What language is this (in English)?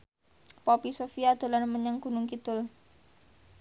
Javanese